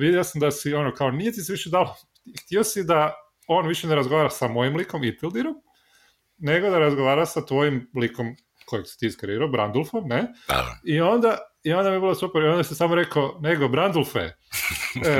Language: Croatian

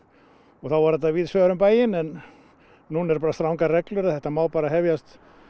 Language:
Icelandic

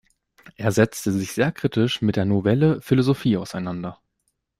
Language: German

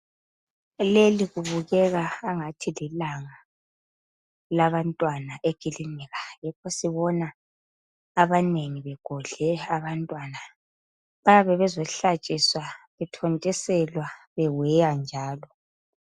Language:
North Ndebele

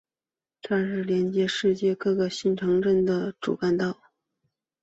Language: Chinese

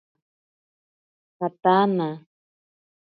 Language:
Ashéninka Perené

